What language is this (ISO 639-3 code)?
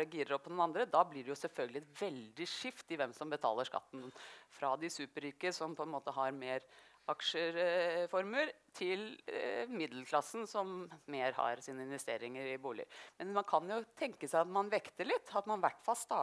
nor